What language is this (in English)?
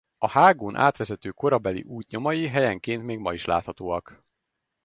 Hungarian